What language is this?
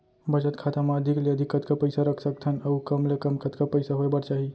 Chhattisgarhi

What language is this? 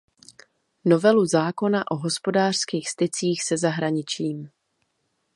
Czech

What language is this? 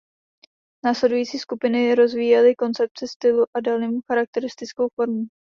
Czech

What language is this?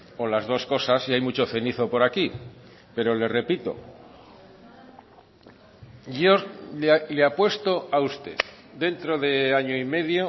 Spanish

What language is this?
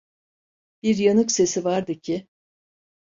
Turkish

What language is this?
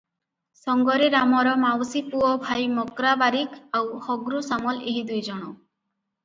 Odia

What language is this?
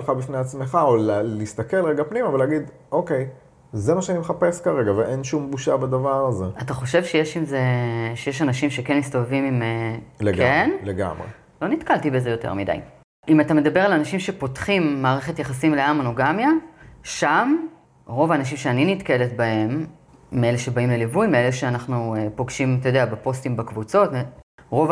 Hebrew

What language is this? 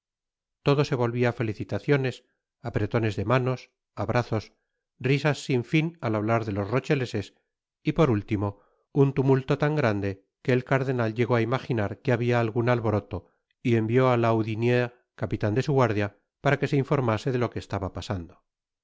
Spanish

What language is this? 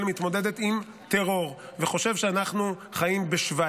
Hebrew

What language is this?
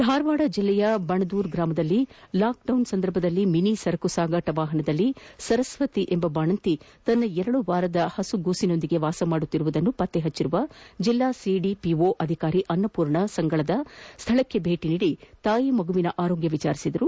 Kannada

